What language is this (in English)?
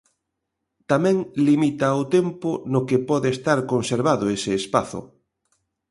Galician